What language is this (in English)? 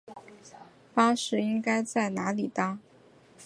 Chinese